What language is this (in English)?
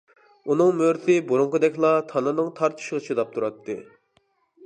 Uyghur